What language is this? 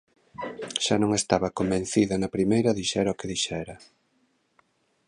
Galician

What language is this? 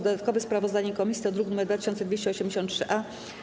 Polish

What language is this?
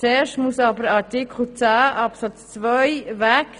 Swiss German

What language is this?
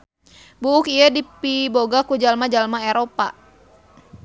Sundanese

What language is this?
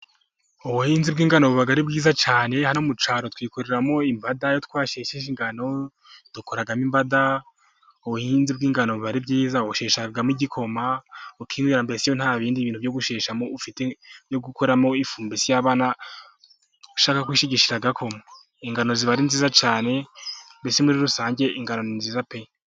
Kinyarwanda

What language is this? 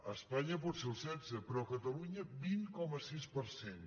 Catalan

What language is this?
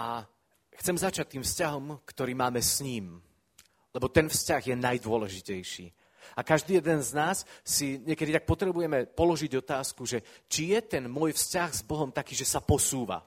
Slovak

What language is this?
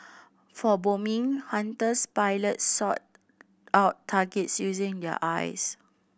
English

